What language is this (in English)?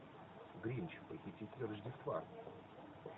Russian